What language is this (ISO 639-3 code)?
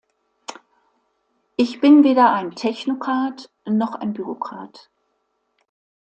deu